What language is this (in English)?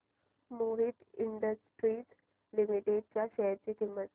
Marathi